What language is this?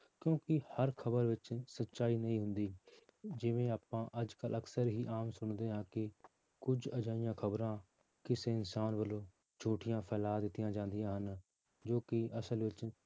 Punjabi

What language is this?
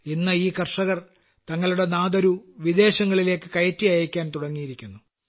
Malayalam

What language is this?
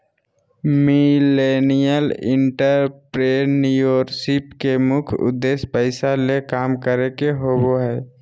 Magahi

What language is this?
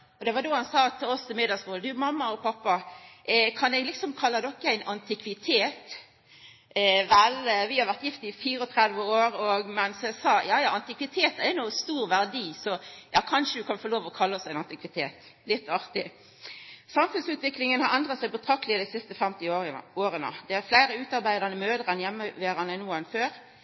Norwegian Nynorsk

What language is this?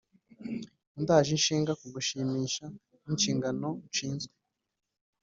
Kinyarwanda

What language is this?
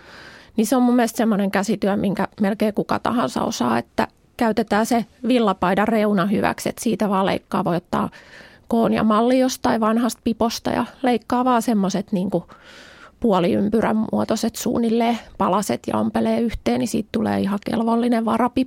Finnish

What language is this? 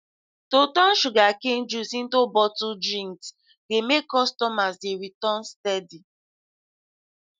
Nigerian Pidgin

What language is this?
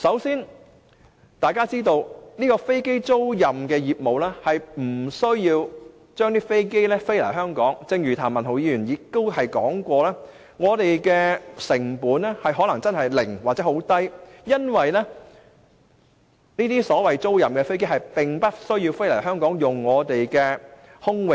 Cantonese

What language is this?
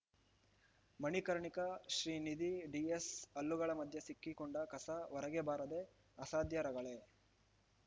Kannada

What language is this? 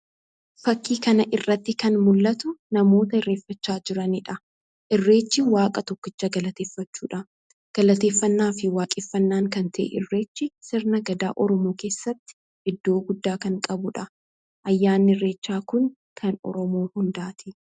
Oromo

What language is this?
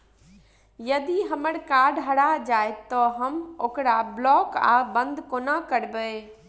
Maithili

